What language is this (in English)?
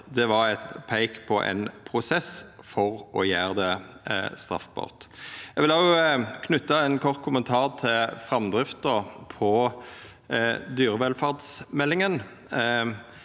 Norwegian